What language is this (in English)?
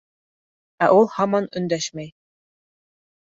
Bashkir